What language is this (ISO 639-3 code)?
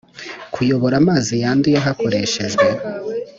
kin